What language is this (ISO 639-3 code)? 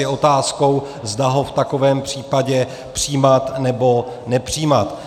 ces